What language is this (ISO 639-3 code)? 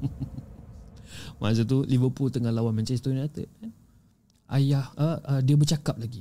msa